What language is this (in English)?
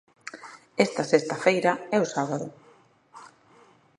Galician